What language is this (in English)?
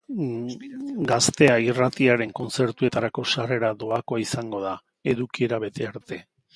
Basque